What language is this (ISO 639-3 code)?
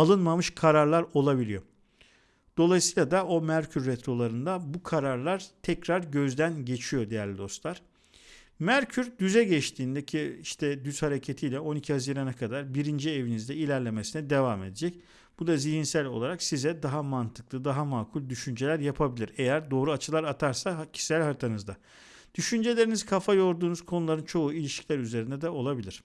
tur